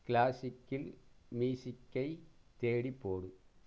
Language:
Tamil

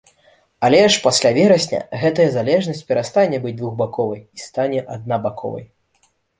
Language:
Belarusian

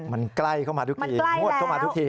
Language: Thai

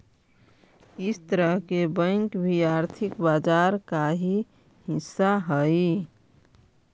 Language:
Magahi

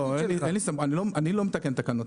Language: Hebrew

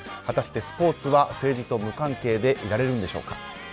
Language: Japanese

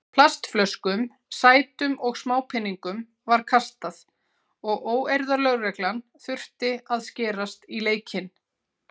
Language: Icelandic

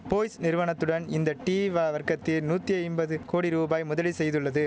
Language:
Tamil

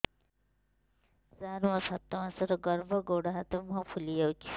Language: Odia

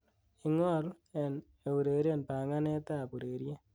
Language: Kalenjin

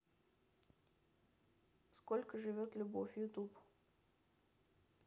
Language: Russian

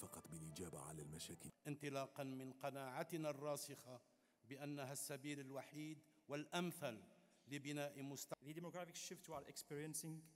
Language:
Arabic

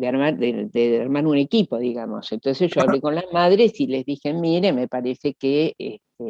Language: Spanish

